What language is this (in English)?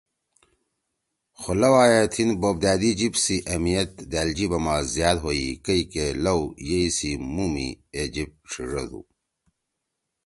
Torwali